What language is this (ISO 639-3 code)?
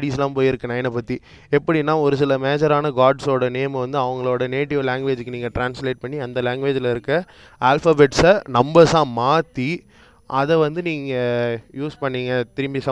tam